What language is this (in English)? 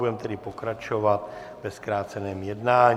Czech